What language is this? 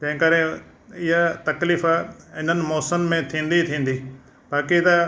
Sindhi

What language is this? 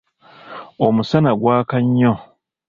Ganda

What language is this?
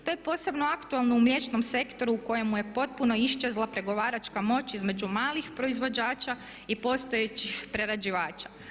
Croatian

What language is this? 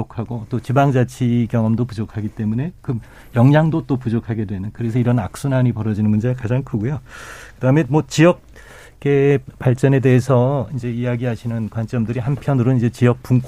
Korean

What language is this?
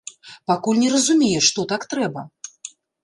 Belarusian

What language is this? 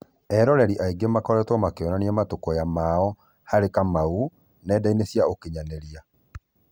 Kikuyu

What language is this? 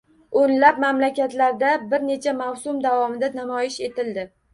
Uzbek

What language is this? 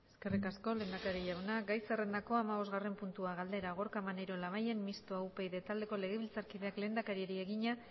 Basque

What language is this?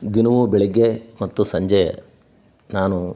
Kannada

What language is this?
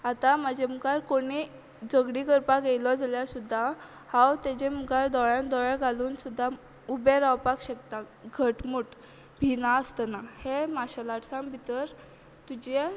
Konkani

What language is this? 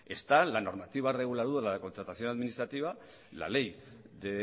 Spanish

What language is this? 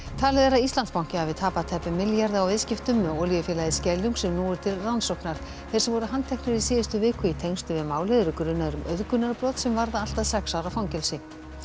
Icelandic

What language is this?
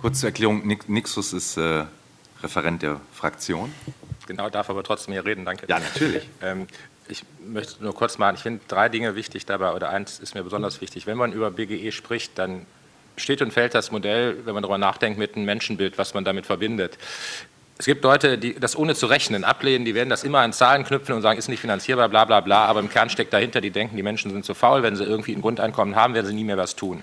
German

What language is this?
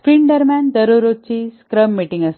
Marathi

